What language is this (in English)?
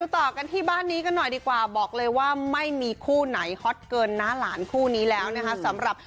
Thai